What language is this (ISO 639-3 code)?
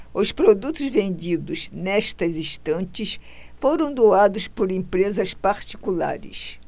por